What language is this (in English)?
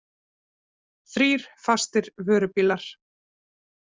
Icelandic